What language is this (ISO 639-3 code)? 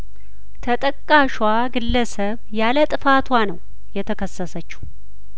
amh